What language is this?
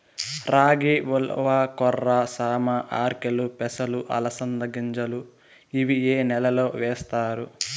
Telugu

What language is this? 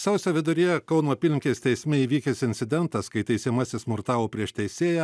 Lithuanian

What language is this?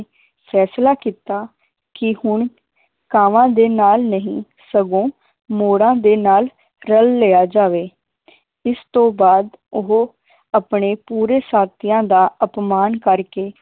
Punjabi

